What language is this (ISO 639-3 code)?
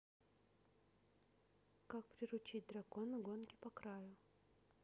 rus